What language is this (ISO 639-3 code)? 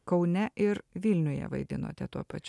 lit